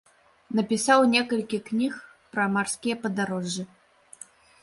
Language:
Belarusian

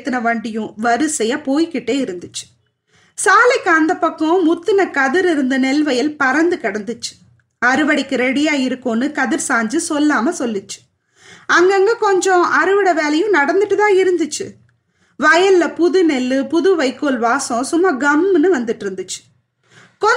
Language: Tamil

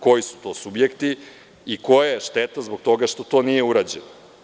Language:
Serbian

